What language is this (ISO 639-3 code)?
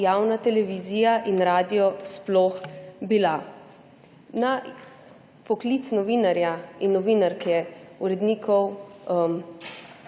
slv